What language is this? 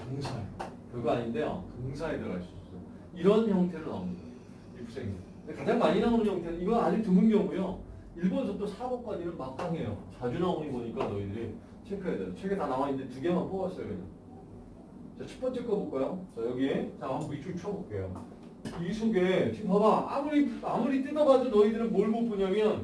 Korean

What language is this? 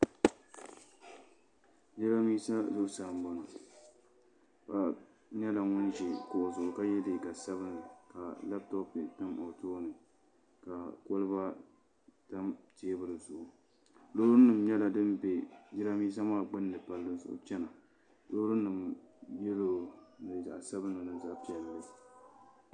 Dagbani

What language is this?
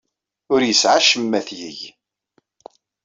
Kabyle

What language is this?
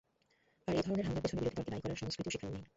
Bangla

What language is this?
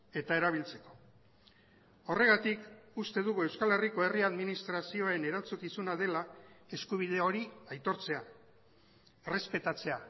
Basque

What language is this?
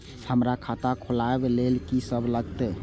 Maithili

